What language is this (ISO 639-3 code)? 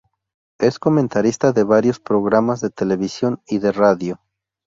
spa